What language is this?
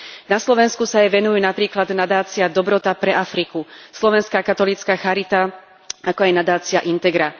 Slovak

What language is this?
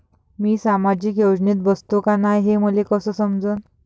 Marathi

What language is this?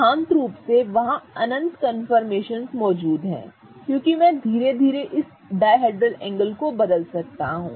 Hindi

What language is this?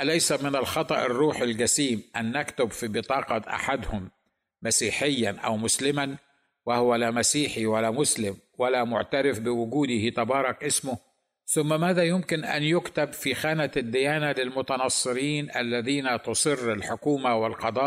Arabic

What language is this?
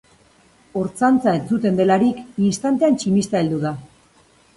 Basque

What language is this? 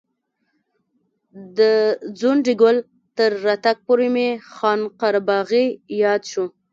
Pashto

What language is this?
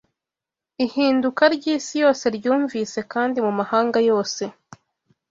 Kinyarwanda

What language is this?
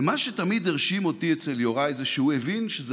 Hebrew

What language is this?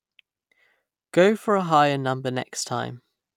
English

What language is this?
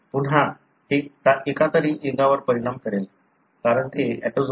Marathi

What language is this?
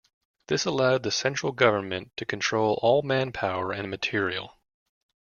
English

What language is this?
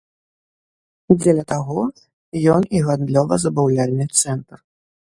Belarusian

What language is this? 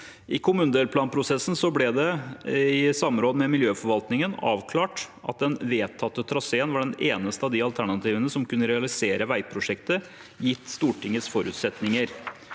Norwegian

